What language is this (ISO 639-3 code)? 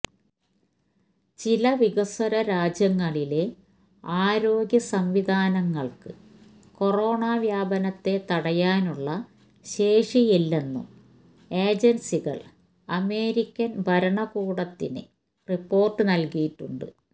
mal